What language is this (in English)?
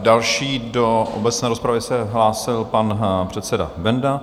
Czech